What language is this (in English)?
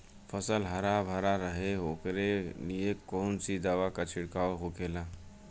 Bhojpuri